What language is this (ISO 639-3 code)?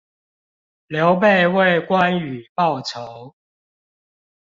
zho